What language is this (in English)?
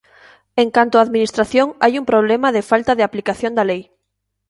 Galician